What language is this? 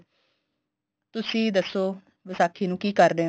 Punjabi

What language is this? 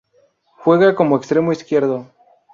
Spanish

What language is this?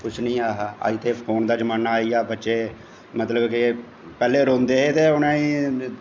Dogri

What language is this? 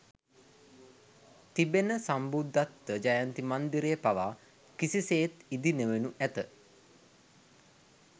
Sinhala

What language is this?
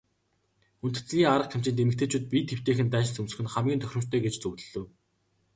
Mongolian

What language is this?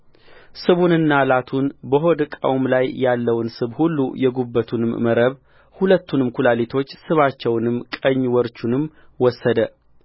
Amharic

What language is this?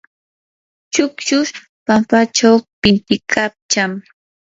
Yanahuanca Pasco Quechua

